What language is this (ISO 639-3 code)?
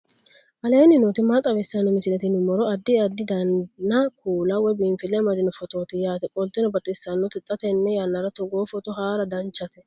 sid